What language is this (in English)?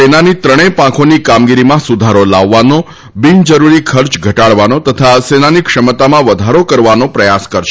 Gujarati